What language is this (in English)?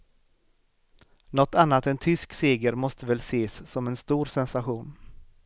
Swedish